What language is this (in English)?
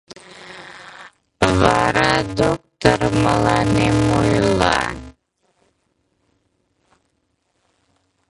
Mari